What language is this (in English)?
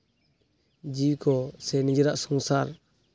Santali